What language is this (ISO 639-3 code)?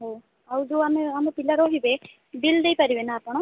ori